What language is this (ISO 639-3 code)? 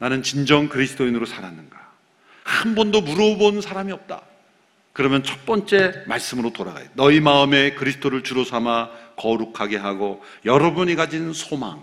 kor